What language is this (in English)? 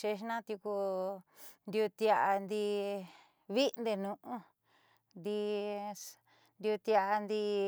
Southeastern Nochixtlán Mixtec